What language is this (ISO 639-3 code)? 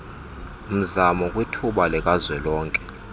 xho